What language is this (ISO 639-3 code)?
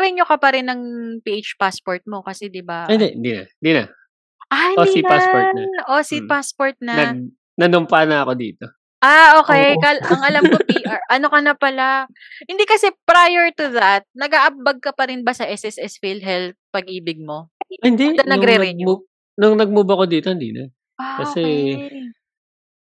fil